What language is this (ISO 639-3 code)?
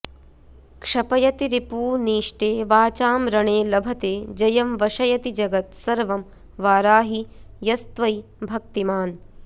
san